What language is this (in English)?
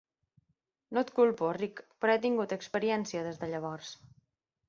Catalan